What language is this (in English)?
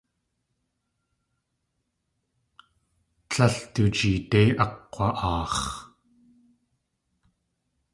Tlingit